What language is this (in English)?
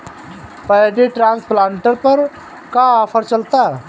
Bhojpuri